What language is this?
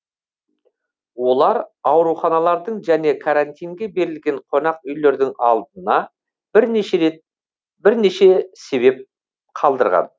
Kazakh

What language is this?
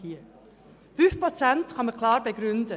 Swiss German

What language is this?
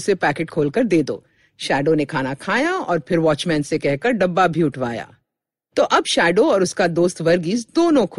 Hindi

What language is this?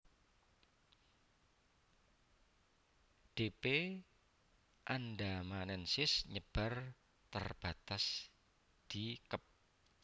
Javanese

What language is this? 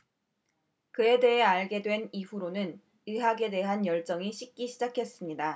Korean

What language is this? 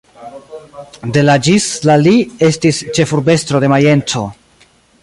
Esperanto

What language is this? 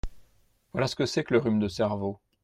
French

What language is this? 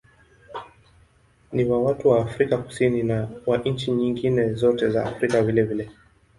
Swahili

